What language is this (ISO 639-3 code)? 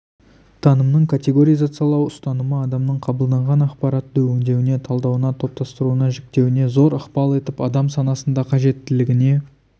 kaz